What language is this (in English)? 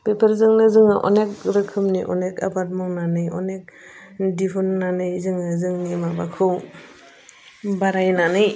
Bodo